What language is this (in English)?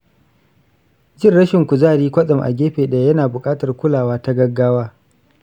Hausa